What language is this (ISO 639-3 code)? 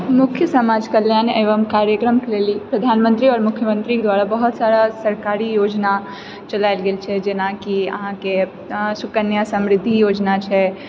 mai